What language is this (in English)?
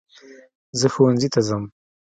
Pashto